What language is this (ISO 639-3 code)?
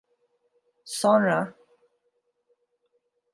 tur